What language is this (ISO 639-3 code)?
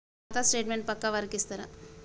tel